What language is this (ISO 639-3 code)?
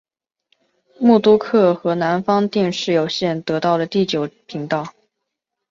zho